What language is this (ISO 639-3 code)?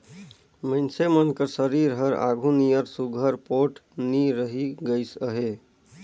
hne